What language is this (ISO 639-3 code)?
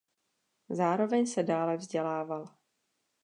ces